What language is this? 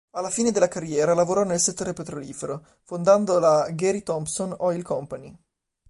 Italian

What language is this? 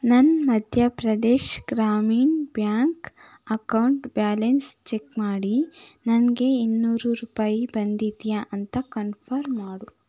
Kannada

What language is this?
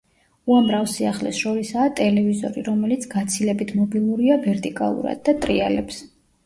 Georgian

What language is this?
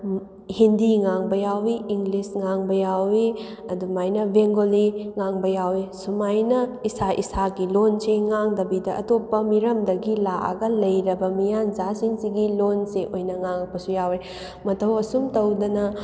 Manipuri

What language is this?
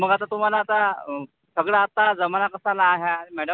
Marathi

